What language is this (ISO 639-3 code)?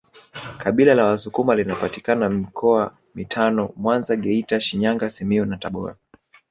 swa